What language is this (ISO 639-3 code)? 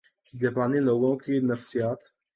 urd